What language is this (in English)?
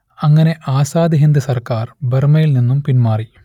Malayalam